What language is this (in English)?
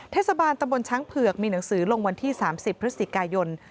Thai